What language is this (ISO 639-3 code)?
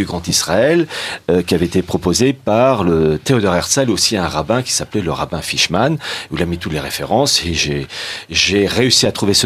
fra